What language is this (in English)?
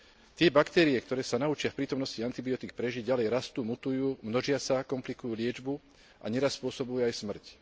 Slovak